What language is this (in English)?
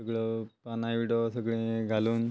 Konkani